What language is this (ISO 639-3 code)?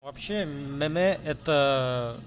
rus